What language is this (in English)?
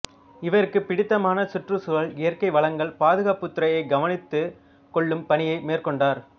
Tamil